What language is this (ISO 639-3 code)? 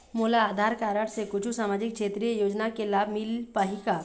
hne